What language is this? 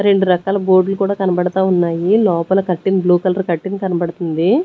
Telugu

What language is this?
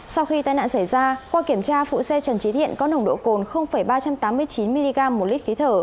Vietnamese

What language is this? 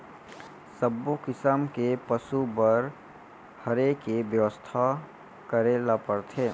Chhattisgarhi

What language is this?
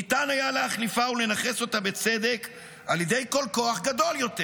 Hebrew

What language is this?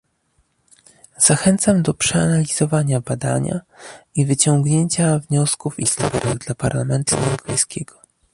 Polish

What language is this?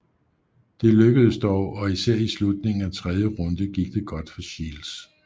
Danish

